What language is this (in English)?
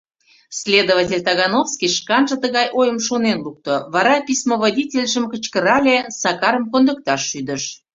Mari